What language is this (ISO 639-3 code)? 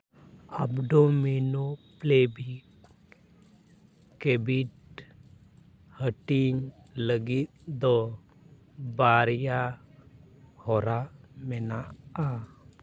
sat